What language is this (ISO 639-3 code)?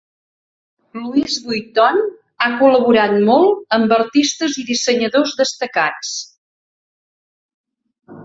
cat